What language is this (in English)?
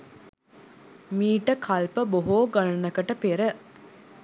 Sinhala